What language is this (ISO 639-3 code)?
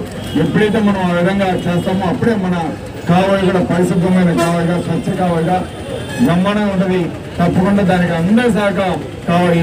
kor